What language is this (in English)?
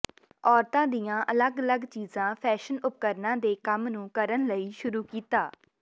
Punjabi